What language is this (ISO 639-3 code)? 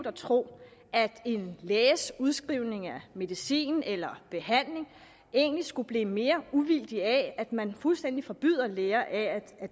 dan